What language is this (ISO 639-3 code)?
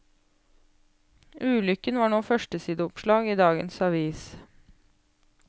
nor